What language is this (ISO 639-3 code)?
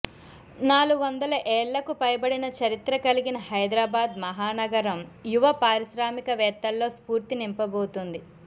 tel